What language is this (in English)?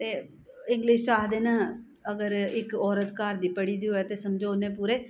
Dogri